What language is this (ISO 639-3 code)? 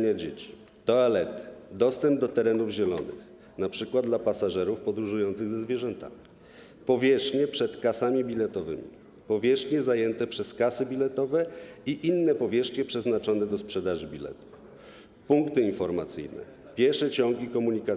pol